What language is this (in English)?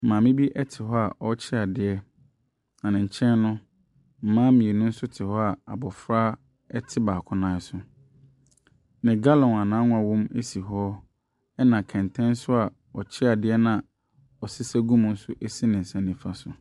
Akan